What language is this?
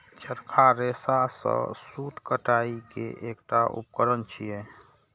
Maithili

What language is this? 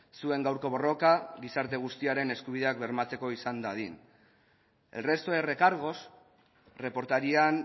Basque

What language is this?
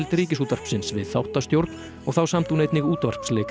Icelandic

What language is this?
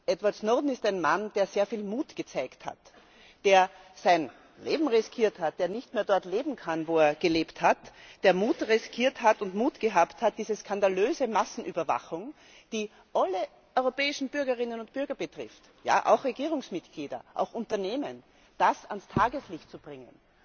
German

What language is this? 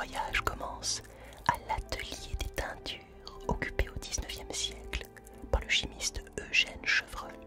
French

